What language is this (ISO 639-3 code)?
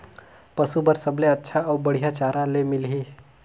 hne